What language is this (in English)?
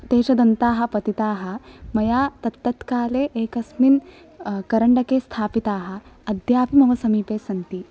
Sanskrit